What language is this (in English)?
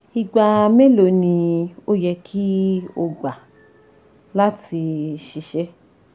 Yoruba